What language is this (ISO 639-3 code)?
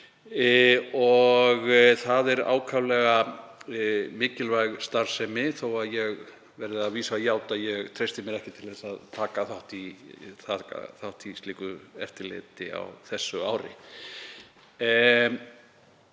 isl